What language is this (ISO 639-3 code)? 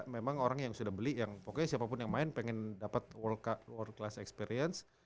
ind